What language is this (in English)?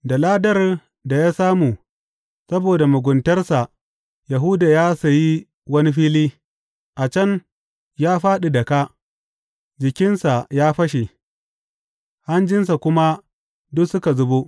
Hausa